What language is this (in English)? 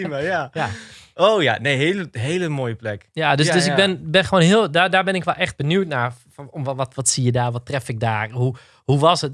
Dutch